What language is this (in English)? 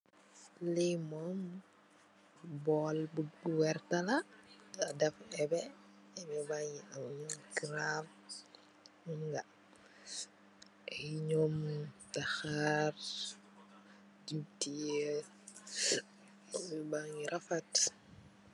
Wolof